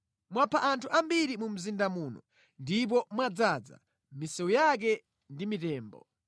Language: Nyanja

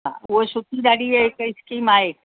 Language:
Sindhi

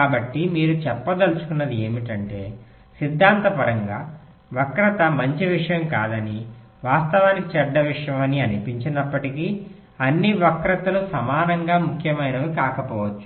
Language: Telugu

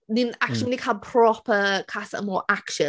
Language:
Welsh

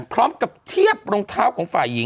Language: Thai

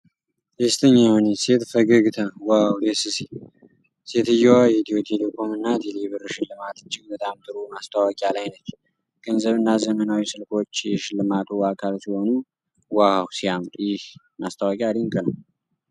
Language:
Amharic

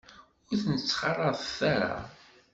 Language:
Kabyle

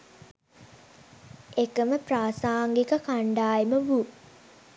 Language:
Sinhala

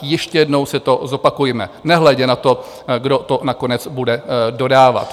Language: Czech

